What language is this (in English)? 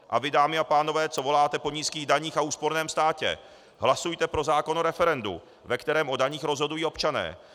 Czech